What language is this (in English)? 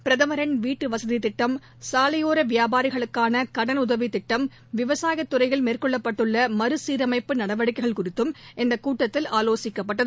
Tamil